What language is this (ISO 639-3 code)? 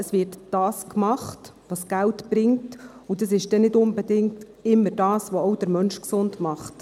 gsw